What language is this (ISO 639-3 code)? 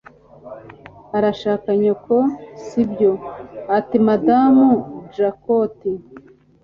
kin